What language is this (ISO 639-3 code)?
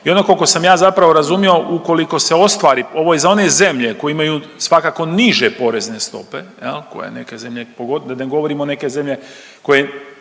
hrv